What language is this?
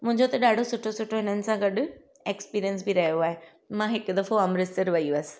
Sindhi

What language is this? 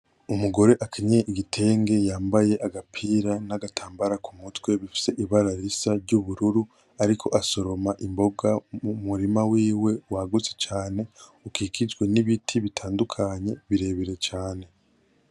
Rundi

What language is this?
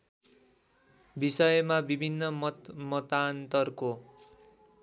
Nepali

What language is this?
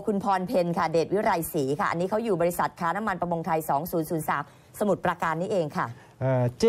Thai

